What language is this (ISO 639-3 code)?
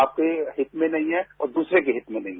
hin